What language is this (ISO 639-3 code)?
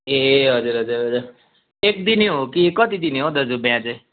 nep